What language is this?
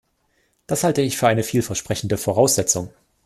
German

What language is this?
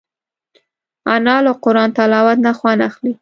Pashto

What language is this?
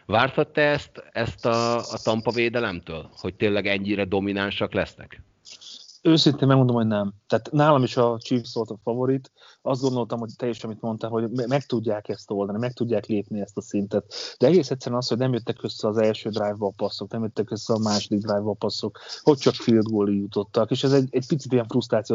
Hungarian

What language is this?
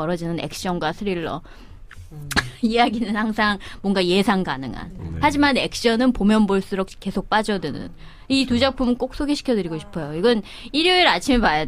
Korean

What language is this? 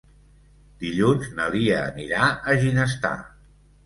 Catalan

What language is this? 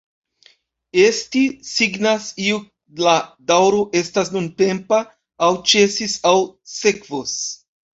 Esperanto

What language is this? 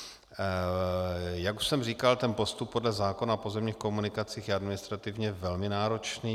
Czech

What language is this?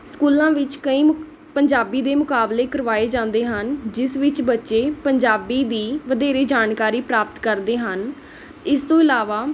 Punjabi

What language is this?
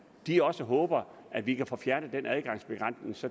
Danish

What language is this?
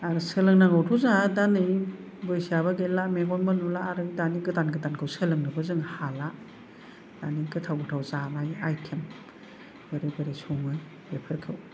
Bodo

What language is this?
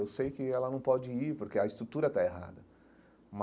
Portuguese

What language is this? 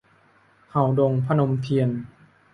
Thai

